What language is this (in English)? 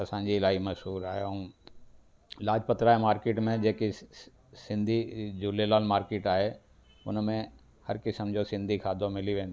Sindhi